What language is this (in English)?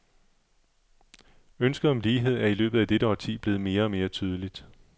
Danish